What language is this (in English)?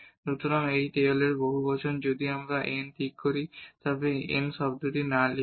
Bangla